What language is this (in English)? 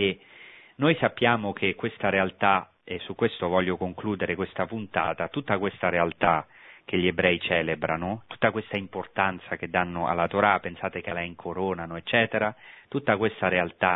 Italian